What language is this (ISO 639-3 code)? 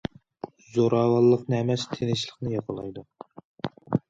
uig